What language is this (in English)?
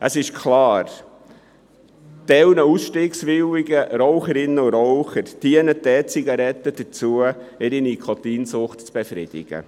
Swiss German